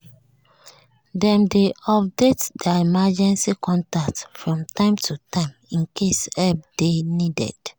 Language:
Nigerian Pidgin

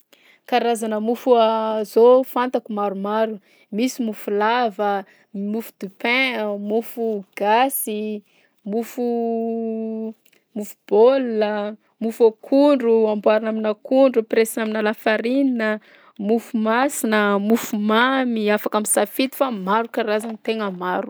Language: Southern Betsimisaraka Malagasy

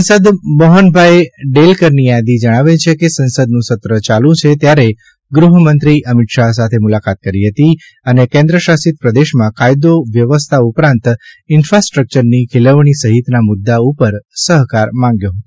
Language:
Gujarati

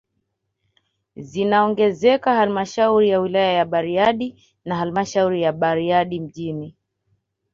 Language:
Swahili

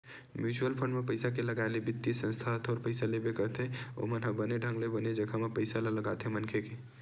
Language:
Chhattisgarhi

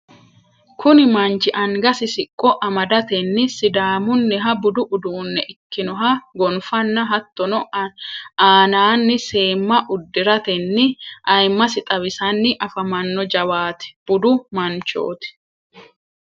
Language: Sidamo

